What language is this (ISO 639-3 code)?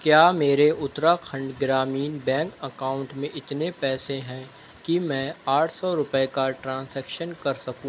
urd